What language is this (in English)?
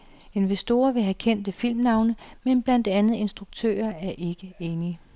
Danish